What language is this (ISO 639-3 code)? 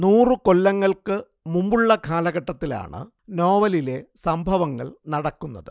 mal